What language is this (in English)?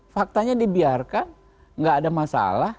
Indonesian